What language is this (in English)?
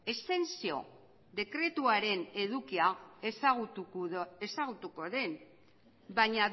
Basque